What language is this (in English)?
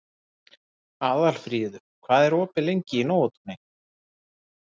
Icelandic